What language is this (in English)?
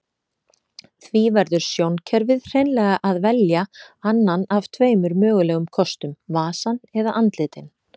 Icelandic